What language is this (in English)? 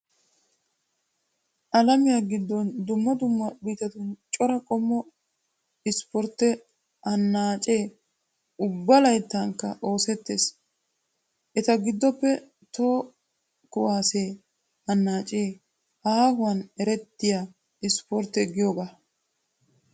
Wolaytta